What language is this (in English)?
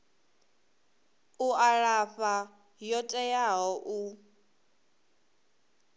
Venda